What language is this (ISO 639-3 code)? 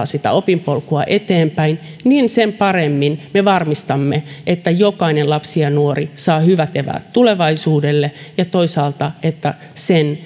fin